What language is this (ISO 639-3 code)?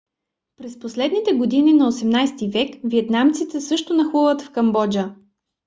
bul